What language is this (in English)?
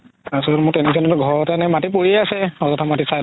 Assamese